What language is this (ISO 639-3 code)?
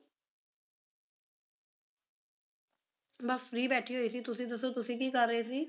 pan